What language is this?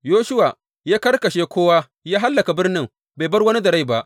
Hausa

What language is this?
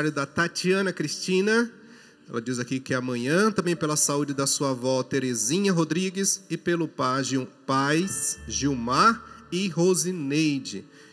Portuguese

